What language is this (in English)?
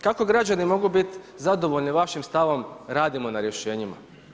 Croatian